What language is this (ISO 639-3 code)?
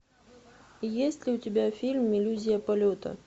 rus